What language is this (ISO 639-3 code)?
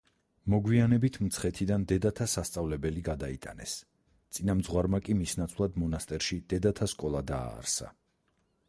kat